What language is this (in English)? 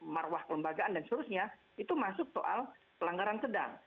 Indonesian